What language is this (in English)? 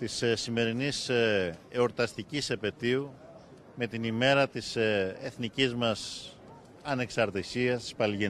Greek